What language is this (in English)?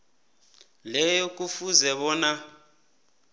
South Ndebele